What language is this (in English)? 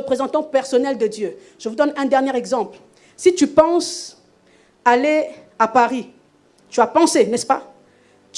French